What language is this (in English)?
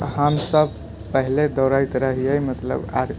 Maithili